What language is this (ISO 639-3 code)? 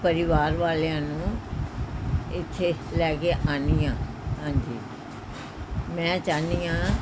pan